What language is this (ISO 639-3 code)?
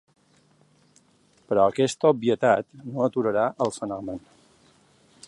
cat